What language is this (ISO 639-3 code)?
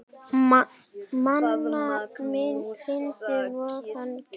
isl